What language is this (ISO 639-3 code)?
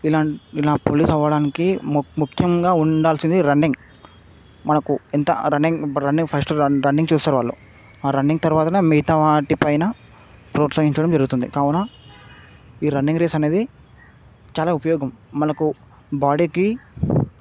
tel